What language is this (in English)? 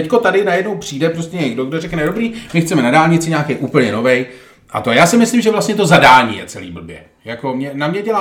Czech